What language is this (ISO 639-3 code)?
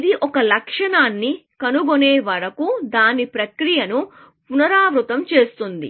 tel